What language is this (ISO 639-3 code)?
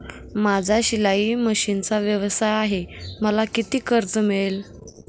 mar